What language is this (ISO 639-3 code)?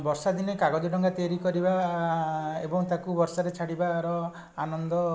ori